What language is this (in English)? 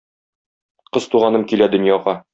Tatar